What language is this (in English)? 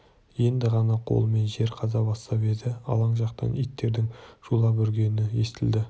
Kazakh